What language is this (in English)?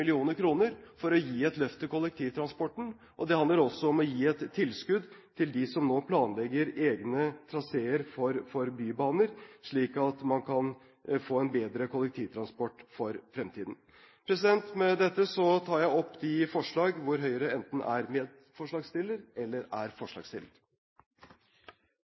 Norwegian Bokmål